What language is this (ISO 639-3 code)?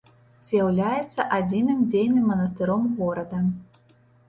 bel